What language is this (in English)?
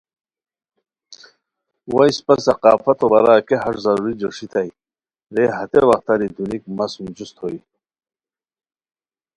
Khowar